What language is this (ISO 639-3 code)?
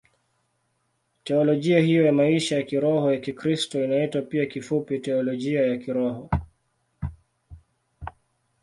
swa